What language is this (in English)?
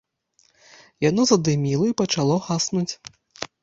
Belarusian